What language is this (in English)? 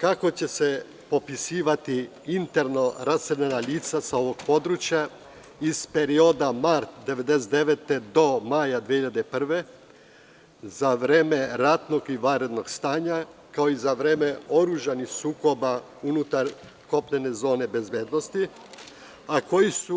Serbian